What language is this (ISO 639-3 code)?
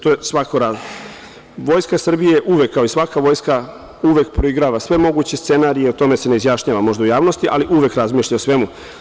srp